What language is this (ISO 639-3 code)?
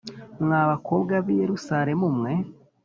kin